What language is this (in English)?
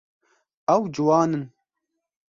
Kurdish